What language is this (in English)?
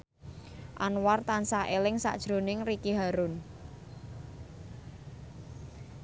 Javanese